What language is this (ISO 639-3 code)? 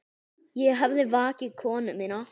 isl